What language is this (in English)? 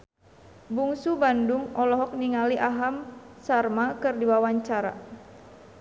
Sundanese